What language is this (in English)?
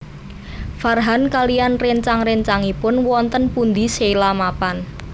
Javanese